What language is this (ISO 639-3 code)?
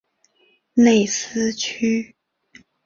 zho